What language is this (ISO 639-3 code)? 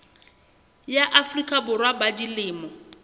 sot